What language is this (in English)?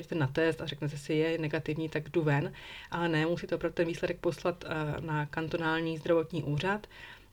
Czech